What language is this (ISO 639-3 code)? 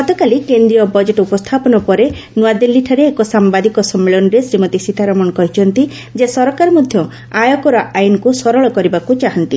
ori